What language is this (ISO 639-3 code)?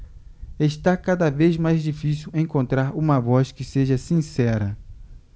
por